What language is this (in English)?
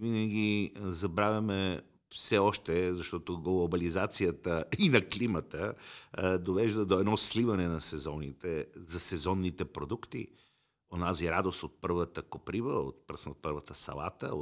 Bulgarian